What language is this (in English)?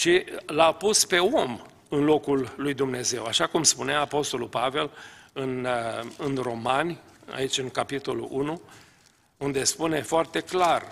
Romanian